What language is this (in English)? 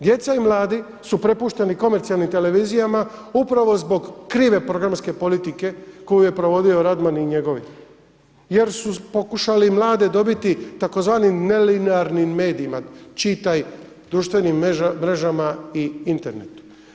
Croatian